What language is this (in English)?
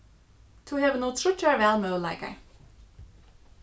Faroese